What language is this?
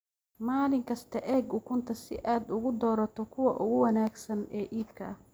Somali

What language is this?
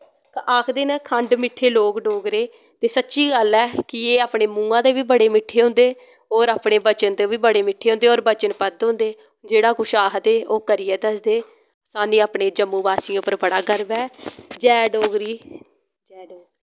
Dogri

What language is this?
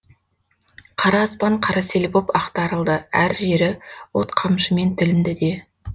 Kazakh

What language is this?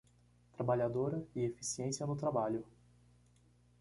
Portuguese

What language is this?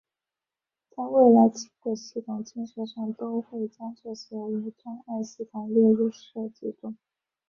Chinese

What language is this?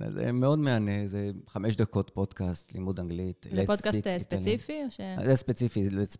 Hebrew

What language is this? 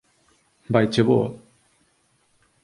Galician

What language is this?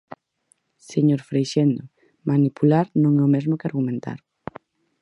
Galician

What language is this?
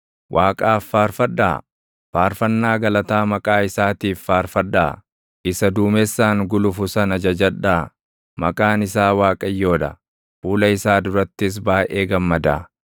Oromo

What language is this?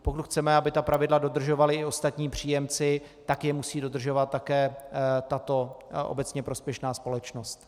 Czech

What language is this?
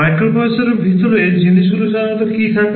Bangla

